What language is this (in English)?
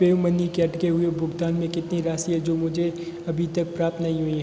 Hindi